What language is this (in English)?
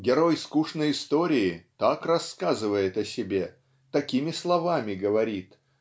Russian